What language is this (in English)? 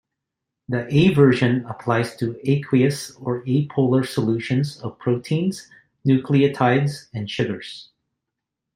English